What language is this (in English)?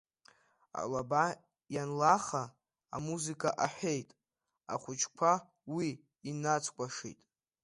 Abkhazian